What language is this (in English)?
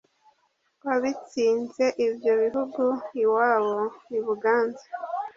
Kinyarwanda